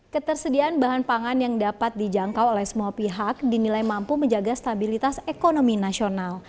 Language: Indonesian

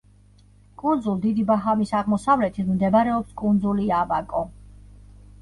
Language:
Georgian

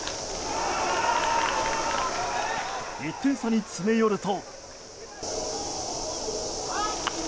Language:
Japanese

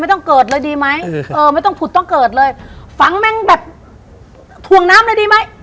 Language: Thai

